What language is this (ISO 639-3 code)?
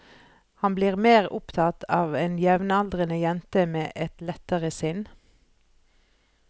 nor